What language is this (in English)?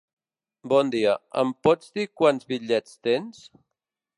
Catalan